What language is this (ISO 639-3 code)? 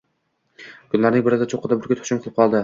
uzb